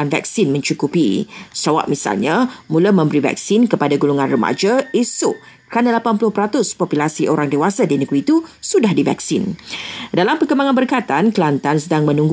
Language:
Malay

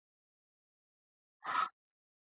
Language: Georgian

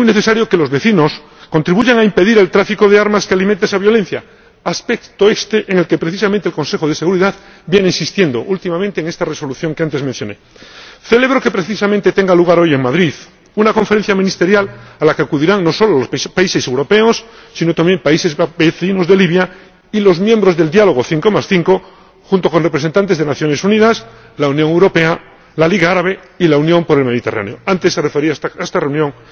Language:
Spanish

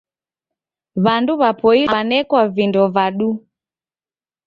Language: Taita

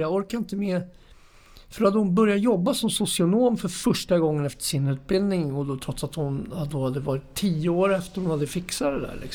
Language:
Swedish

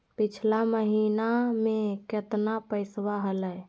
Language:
Magahi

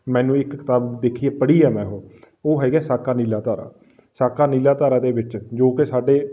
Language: Punjabi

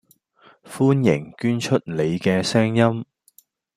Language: Cantonese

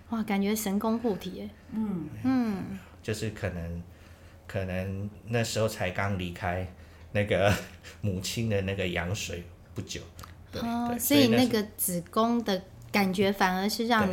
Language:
Chinese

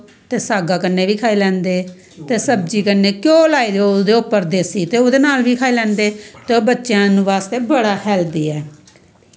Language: Dogri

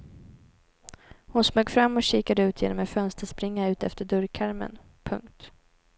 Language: Swedish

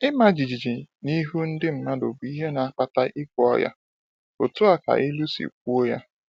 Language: Igbo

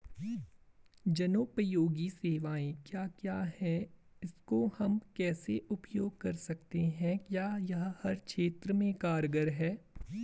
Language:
Hindi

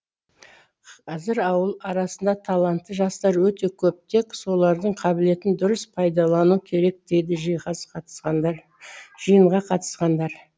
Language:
Kazakh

